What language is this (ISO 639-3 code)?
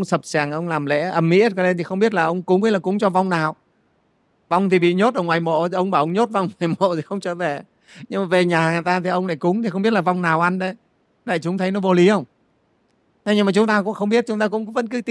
vie